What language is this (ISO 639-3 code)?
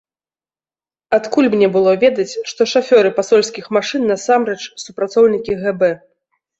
bel